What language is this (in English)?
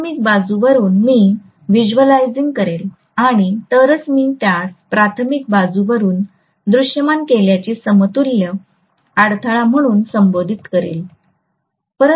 Marathi